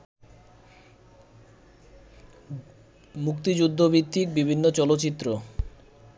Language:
Bangla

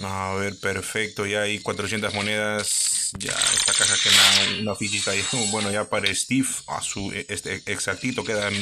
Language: Spanish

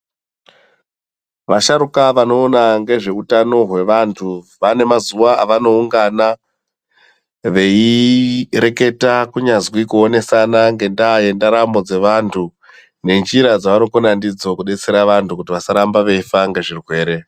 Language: Ndau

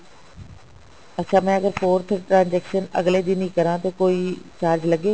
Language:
Punjabi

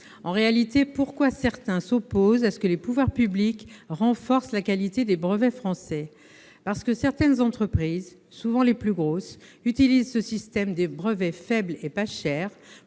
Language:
French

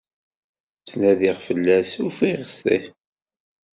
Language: Kabyle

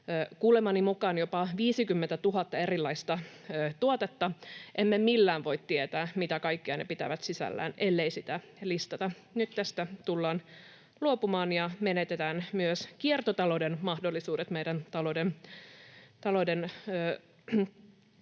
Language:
Finnish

